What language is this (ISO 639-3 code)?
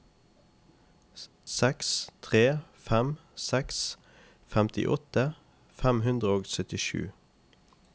nor